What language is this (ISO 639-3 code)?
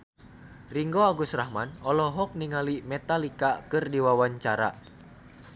sun